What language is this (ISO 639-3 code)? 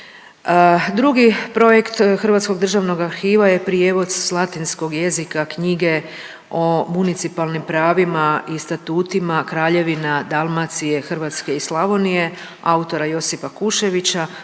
hrv